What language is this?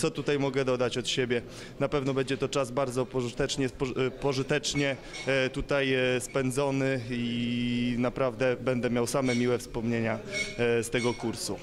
Polish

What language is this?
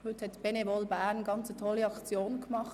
Swiss German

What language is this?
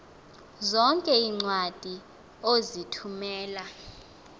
Xhosa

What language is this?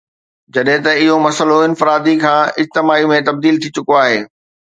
Sindhi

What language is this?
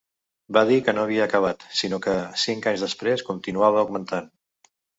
Catalan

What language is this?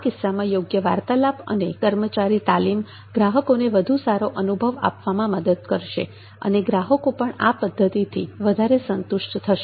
Gujarati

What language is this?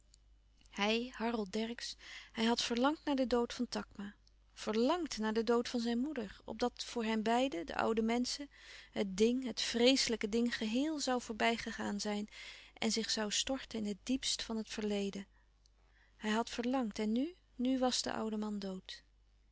Dutch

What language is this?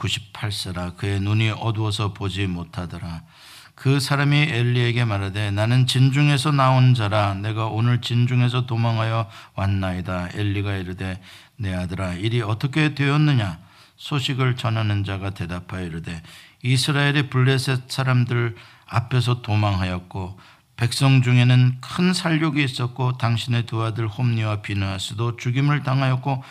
Korean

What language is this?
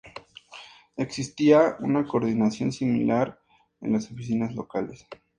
Spanish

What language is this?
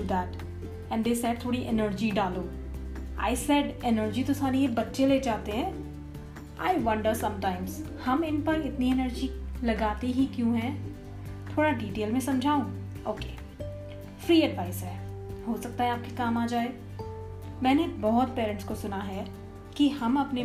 Hindi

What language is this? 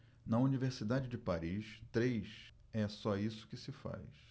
Portuguese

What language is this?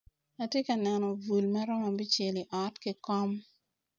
Acoli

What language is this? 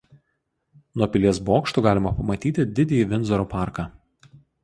Lithuanian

